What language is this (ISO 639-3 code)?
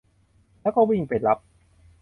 tha